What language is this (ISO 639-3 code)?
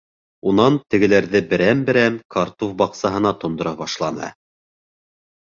bak